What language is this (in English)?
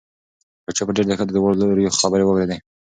Pashto